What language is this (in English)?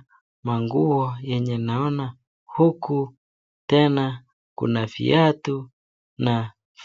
Swahili